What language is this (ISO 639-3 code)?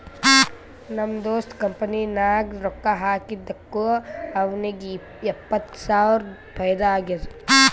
kan